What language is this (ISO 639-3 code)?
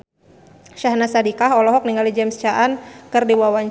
sun